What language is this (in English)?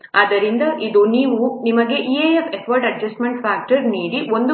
Kannada